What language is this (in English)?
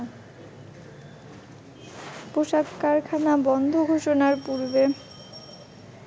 Bangla